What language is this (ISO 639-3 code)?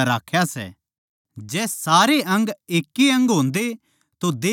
bgc